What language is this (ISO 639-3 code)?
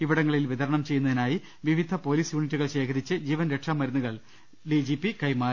mal